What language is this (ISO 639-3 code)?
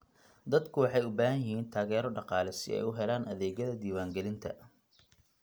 som